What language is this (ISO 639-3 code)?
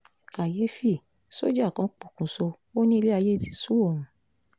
yor